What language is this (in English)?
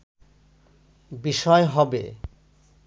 Bangla